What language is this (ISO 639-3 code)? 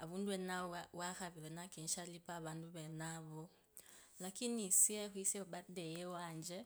lkb